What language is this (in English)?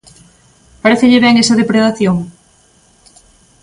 Galician